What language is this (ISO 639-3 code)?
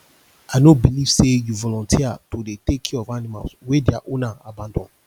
pcm